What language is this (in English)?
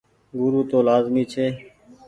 Goaria